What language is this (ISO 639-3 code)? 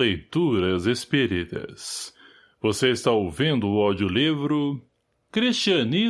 por